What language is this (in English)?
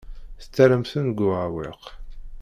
Kabyle